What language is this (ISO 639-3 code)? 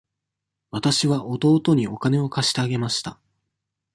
jpn